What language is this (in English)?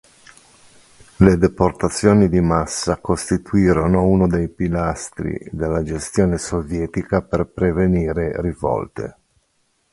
Italian